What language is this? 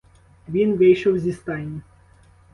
Ukrainian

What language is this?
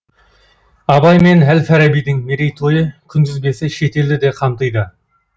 Kazakh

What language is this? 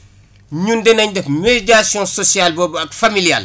Wolof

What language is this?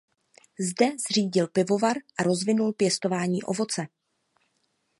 Czech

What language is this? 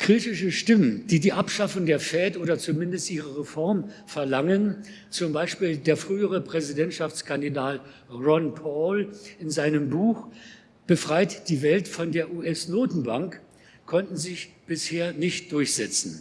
German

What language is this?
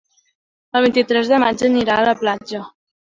Catalan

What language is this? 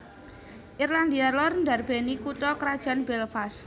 Javanese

